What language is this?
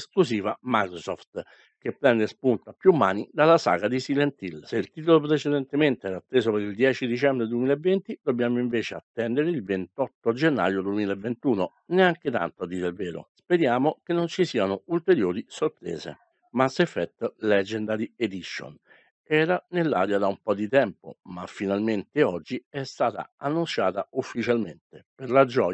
Italian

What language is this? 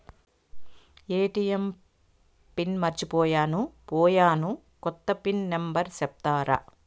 Telugu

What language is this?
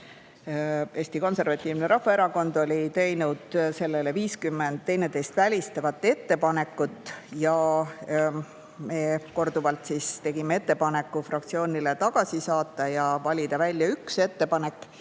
Estonian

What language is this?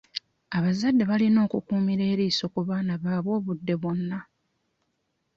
Ganda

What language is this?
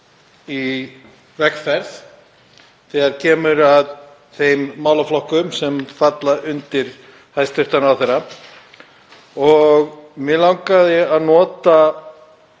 Icelandic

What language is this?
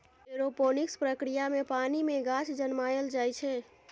Maithili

